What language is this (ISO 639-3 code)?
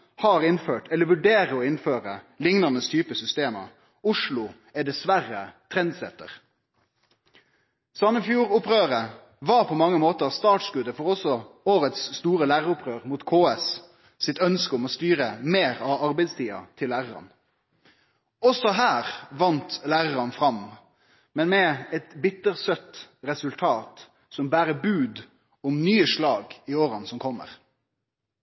nno